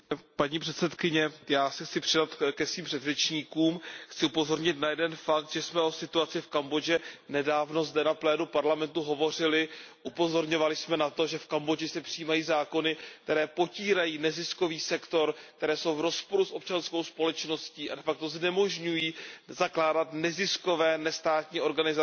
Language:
Czech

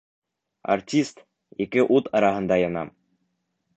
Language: Bashkir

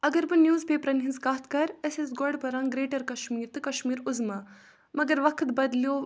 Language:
Kashmiri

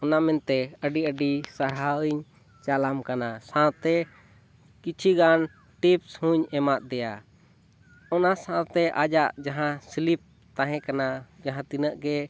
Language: Santali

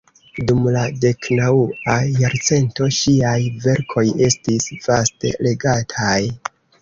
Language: Esperanto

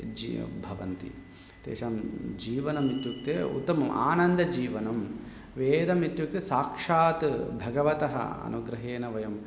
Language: Sanskrit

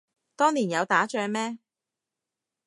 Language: Cantonese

